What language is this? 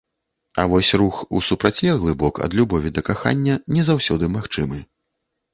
Belarusian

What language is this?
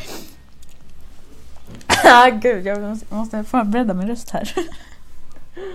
Swedish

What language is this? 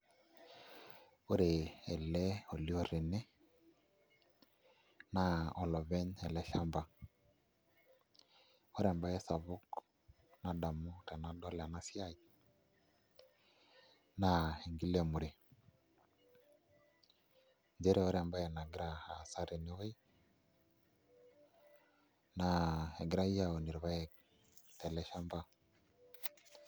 Masai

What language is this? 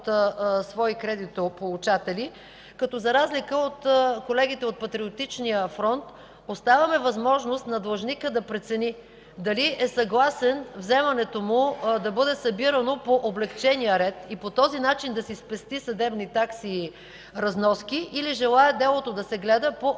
Bulgarian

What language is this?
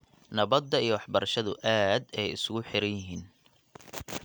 Somali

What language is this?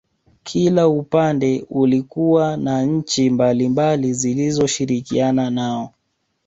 Swahili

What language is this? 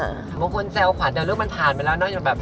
Thai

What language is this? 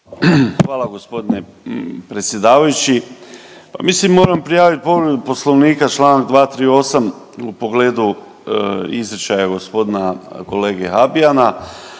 Croatian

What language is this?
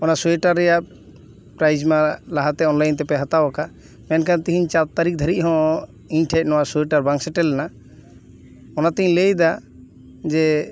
Santali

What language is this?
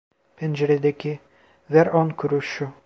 Turkish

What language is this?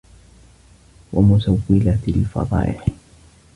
Arabic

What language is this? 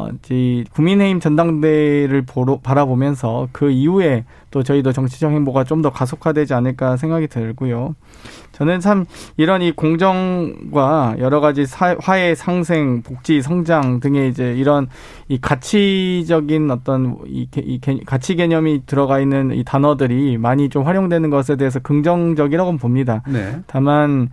Korean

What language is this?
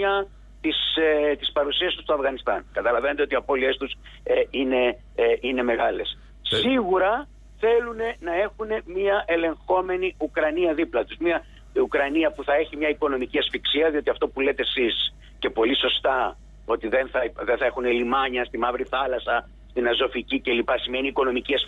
Greek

